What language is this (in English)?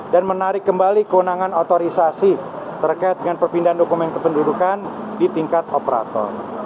Indonesian